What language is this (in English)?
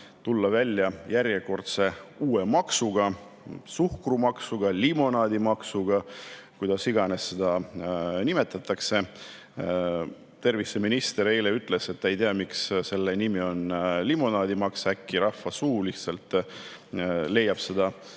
Estonian